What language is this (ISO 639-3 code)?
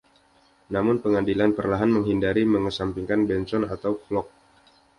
ind